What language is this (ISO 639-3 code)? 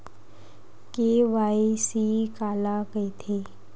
hne